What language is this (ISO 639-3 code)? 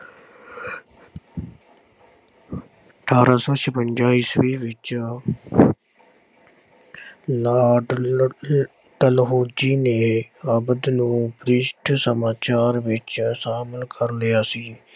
pan